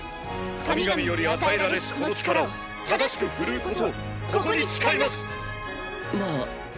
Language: Japanese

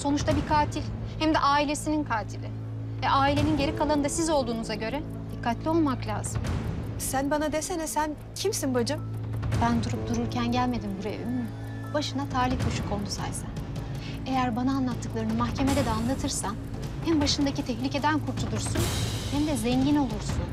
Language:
Turkish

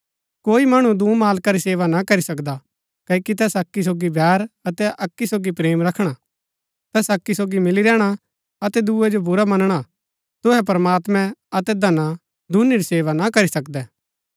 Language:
Gaddi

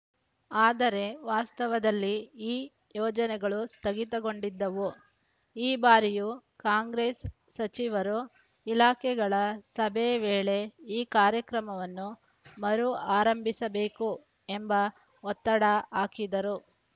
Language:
Kannada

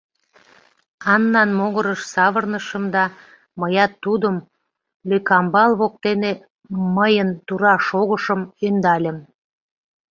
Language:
Mari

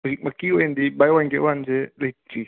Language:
Manipuri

